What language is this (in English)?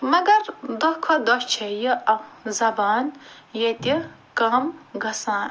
Kashmiri